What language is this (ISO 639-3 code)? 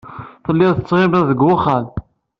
kab